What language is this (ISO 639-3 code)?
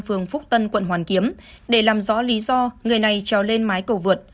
vie